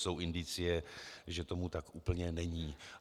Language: Czech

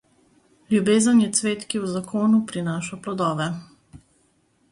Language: Slovenian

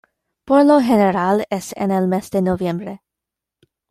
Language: Spanish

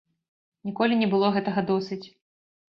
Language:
Belarusian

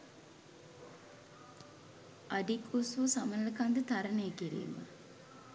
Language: Sinhala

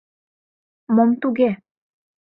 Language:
Mari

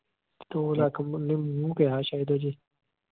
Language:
Punjabi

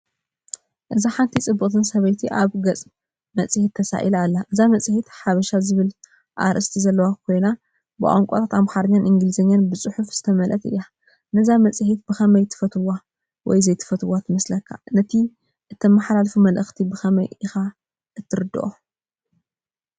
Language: Tigrinya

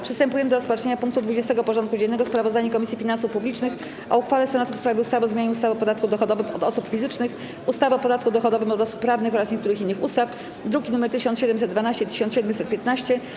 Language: Polish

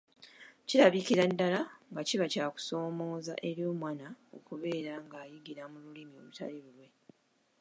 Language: Ganda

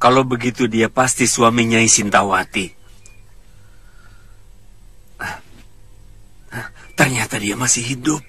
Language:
Indonesian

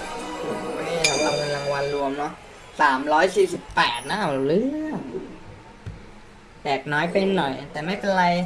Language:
Thai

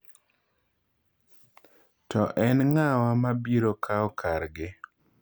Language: Luo (Kenya and Tanzania)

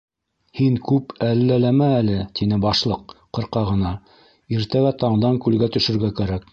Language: Bashkir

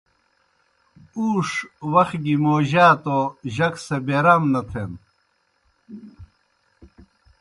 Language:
Kohistani Shina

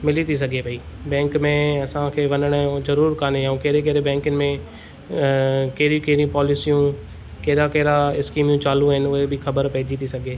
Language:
Sindhi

